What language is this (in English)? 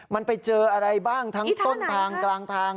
Thai